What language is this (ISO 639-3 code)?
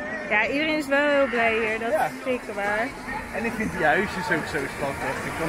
nld